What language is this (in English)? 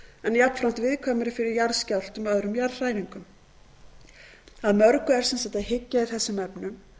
Icelandic